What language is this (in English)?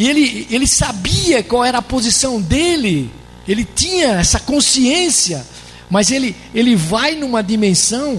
Portuguese